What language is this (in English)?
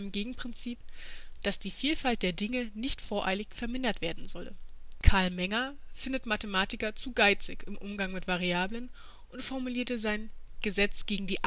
German